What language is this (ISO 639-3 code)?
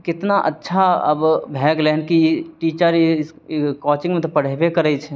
mai